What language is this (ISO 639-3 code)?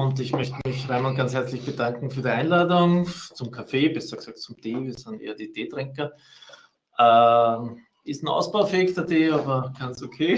deu